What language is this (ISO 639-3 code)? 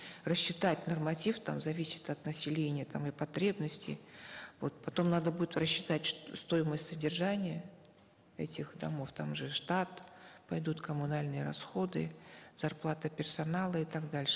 kaz